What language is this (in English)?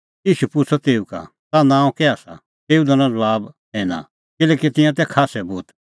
Kullu Pahari